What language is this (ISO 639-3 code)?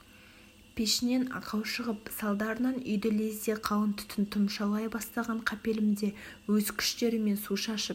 kaz